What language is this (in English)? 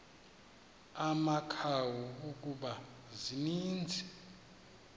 Xhosa